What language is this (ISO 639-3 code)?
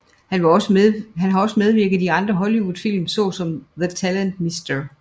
dan